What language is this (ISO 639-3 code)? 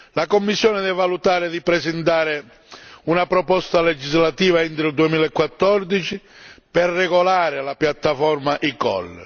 ita